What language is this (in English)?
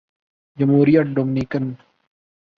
Urdu